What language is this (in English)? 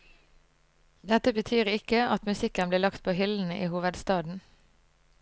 Norwegian